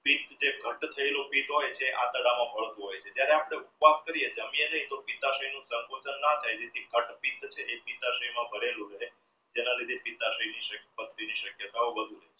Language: Gujarati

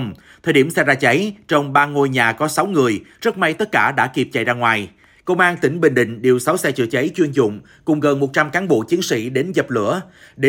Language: Vietnamese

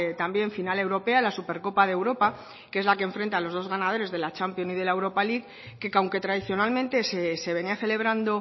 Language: Spanish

